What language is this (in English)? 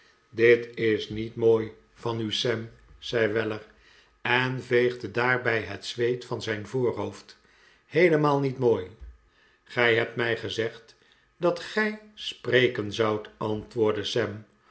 Dutch